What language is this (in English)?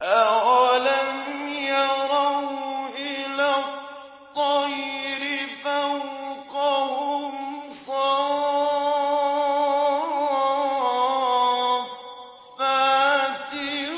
Arabic